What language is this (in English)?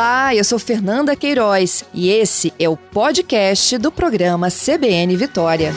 Portuguese